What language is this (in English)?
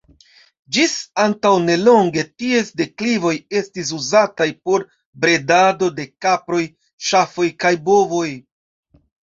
Esperanto